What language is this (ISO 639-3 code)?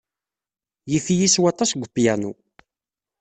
kab